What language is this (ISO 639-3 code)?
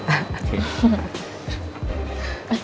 ind